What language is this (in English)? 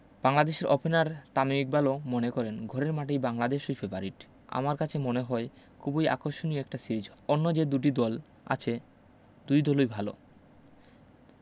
Bangla